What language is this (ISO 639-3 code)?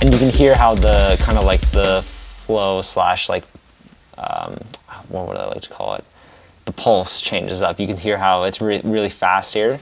eng